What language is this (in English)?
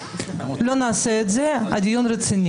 Hebrew